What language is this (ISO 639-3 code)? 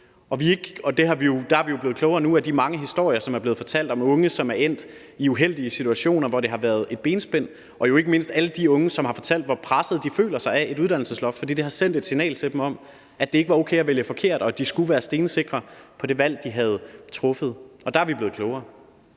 dan